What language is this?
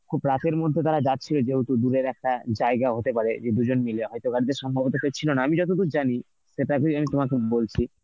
Bangla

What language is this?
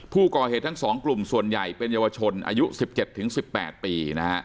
Thai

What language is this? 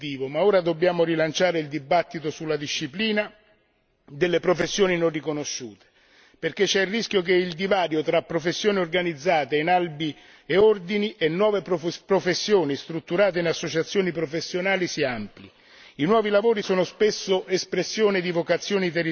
Italian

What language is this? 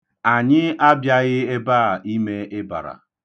Igbo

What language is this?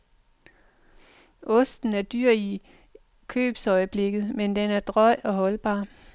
Danish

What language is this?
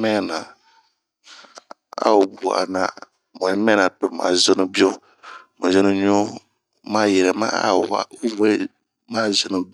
Bomu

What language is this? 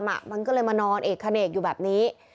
Thai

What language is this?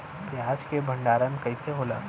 Bhojpuri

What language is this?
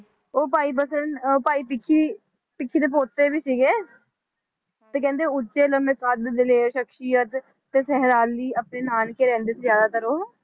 Punjabi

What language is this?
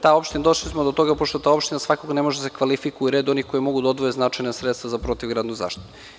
Serbian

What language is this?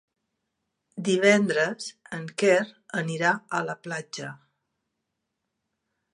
Catalan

